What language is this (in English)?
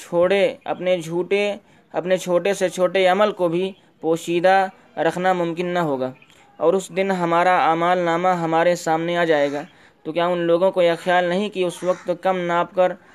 Urdu